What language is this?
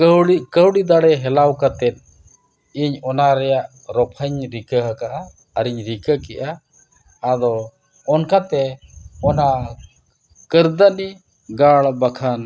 Santali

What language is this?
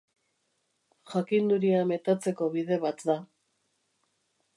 Basque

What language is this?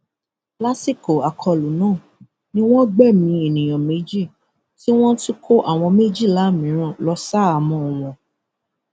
Yoruba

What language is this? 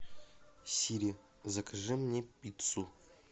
Russian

